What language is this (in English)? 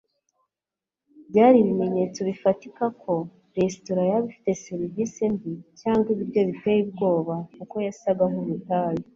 Kinyarwanda